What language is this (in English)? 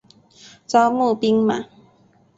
Chinese